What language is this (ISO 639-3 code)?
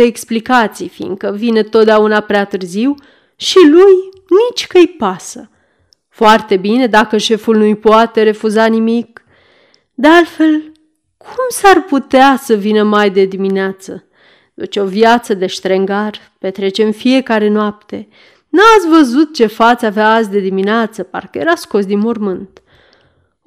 ron